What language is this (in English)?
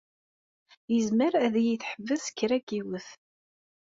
Kabyle